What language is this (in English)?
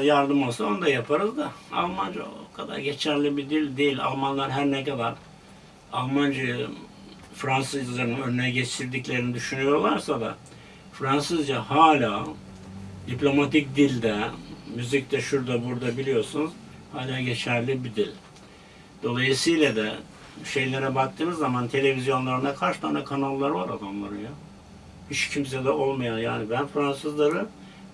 Turkish